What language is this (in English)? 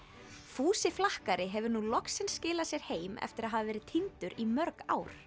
Icelandic